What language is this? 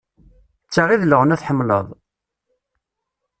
Kabyle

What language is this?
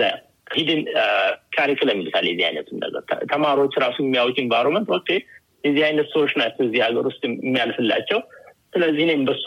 Amharic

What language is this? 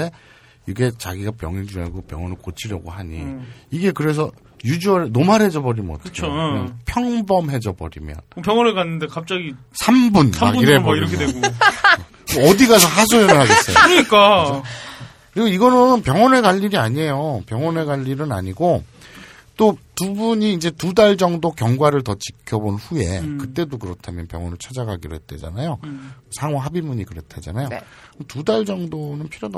Korean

